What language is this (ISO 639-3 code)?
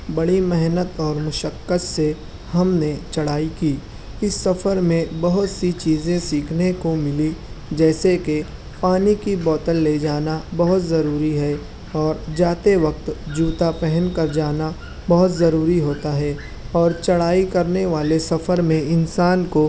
urd